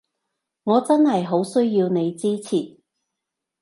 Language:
Cantonese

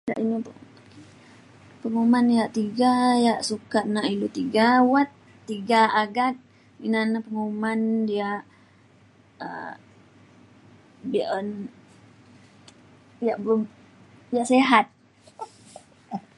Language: Mainstream Kenyah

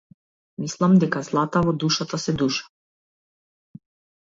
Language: Macedonian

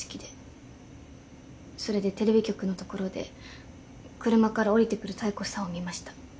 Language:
Japanese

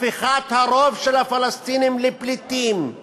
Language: Hebrew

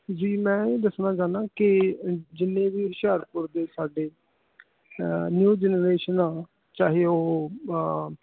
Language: Punjabi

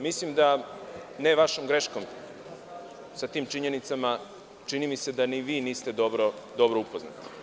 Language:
Serbian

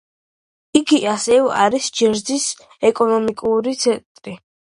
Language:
Georgian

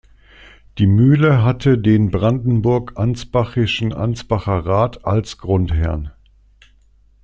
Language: German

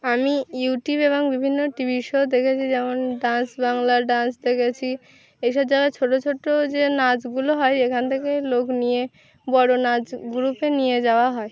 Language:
Bangla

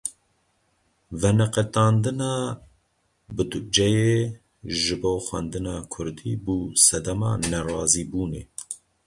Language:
Kurdish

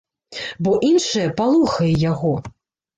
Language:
Belarusian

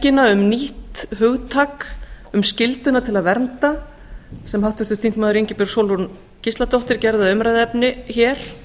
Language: Icelandic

